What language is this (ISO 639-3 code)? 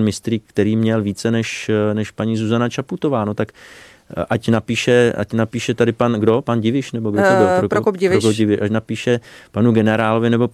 ces